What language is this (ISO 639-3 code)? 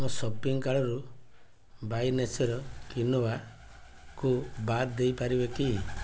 ori